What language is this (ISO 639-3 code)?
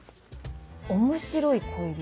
jpn